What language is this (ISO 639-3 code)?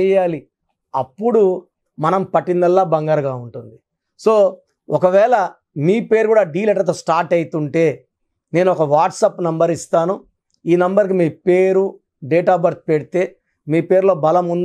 tel